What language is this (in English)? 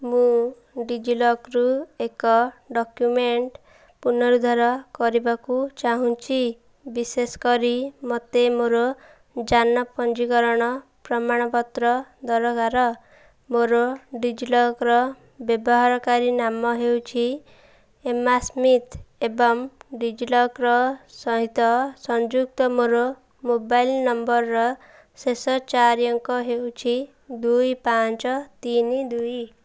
Odia